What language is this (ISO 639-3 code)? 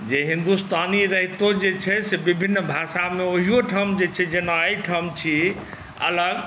mai